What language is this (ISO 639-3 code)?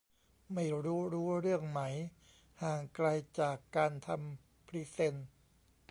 tha